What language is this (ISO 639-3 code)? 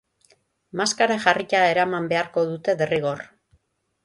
eus